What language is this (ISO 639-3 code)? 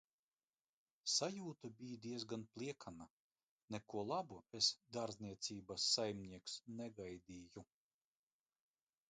lav